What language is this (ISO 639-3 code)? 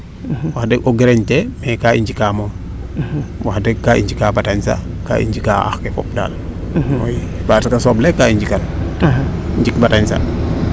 srr